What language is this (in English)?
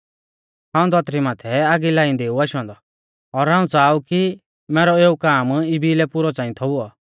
Mahasu Pahari